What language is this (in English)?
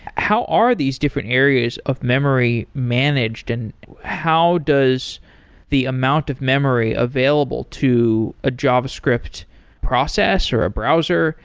English